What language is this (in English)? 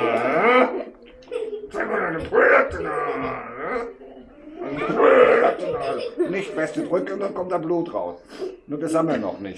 German